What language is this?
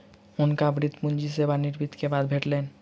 Maithili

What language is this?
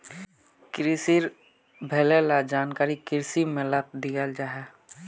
Magahi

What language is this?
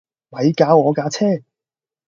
Cantonese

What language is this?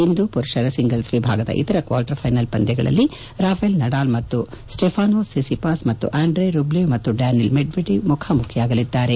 Kannada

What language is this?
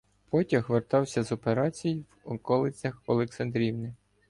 Ukrainian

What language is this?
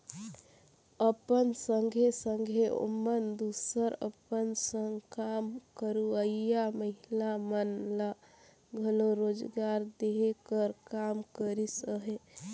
Chhattisgarhi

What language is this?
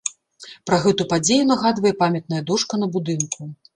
Belarusian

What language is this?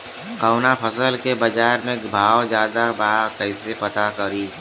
Bhojpuri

